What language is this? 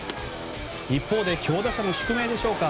Japanese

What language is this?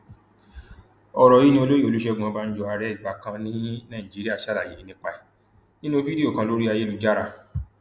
Yoruba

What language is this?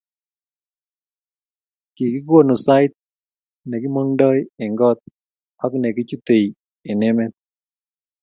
Kalenjin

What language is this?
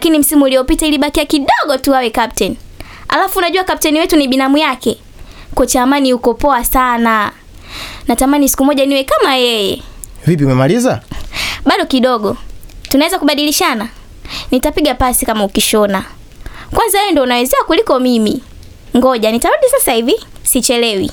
Swahili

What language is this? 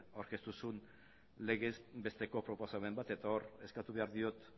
Basque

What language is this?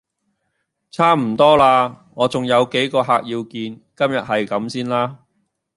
Cantonese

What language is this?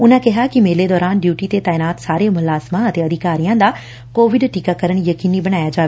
Punjabi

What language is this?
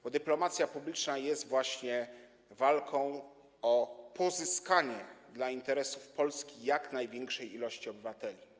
Polish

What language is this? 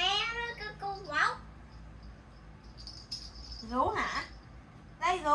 Vietnamese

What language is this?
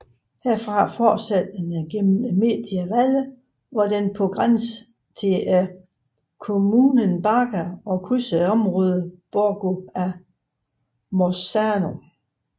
Danish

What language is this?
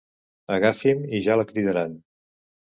Catalan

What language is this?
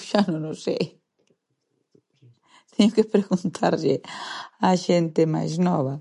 Galician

